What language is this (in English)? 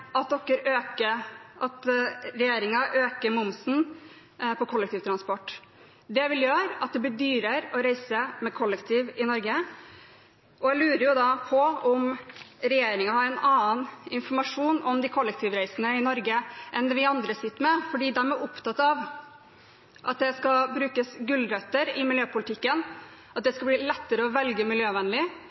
Norwegian Bokmål